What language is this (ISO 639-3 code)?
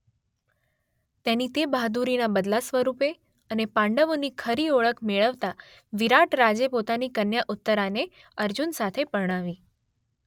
guj